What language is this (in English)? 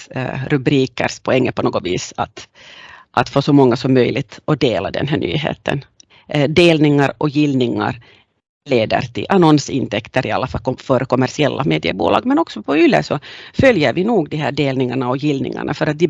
Swedish